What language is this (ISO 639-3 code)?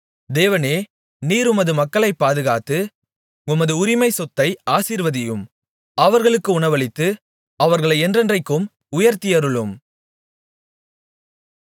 tam